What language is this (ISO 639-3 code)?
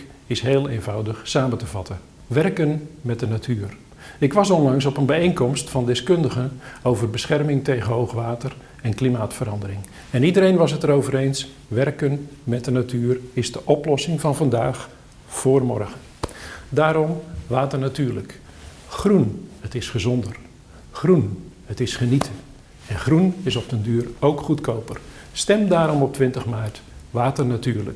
nld